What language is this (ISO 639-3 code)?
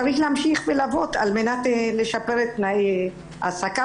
heb